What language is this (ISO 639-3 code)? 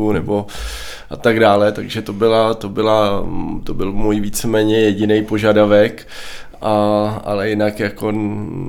ces